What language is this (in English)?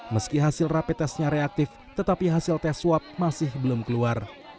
Indonesian